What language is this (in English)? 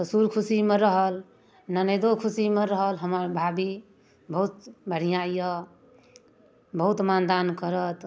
Maithili